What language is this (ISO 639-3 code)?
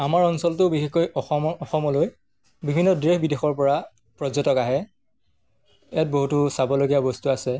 asm